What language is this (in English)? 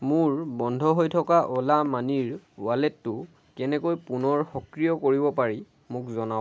Assamese